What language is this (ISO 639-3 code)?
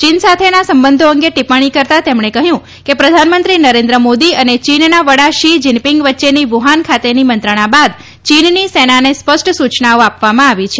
guj